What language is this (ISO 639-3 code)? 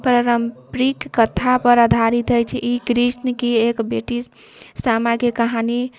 mai